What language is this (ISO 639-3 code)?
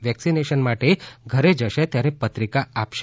guj